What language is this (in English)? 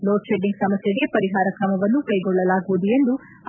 Kannada